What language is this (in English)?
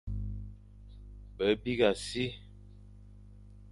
Fang